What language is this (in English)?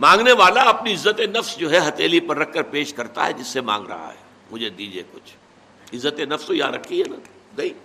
Urdu